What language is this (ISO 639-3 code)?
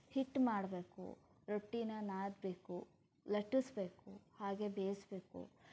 kan